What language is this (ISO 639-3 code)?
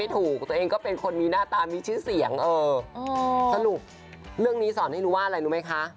tha